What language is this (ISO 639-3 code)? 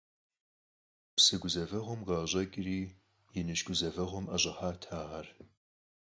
kbd